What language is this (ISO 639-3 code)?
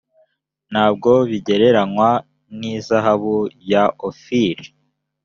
kin